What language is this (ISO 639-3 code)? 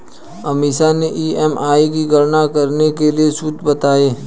hin